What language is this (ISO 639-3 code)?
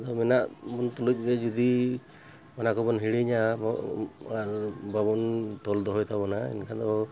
sat